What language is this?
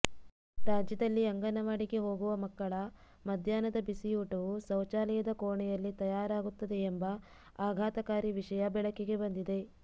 Kannada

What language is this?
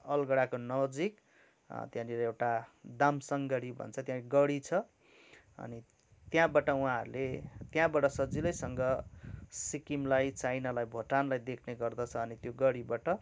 Nepali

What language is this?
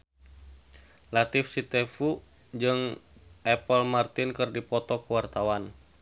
Sundanese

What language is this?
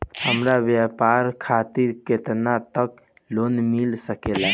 Bhojpuri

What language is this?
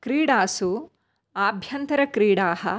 Sanskrit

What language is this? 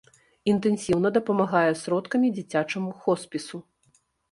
Belarusian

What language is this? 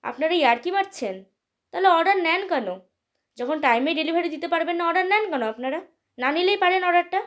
Bangla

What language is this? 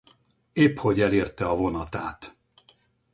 Hungarian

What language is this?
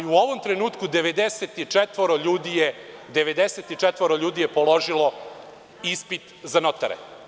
Serbian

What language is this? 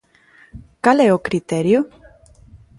Galician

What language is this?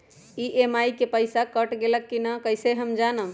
Magahi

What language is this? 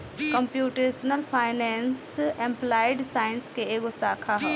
Bhojpuri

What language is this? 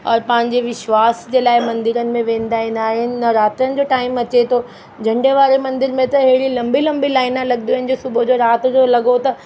Sindhi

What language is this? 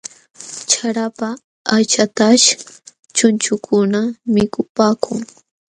Jauja Wanca Quechua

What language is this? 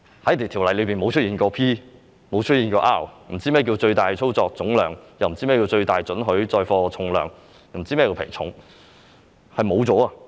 Cantonese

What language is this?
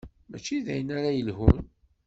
Kabyle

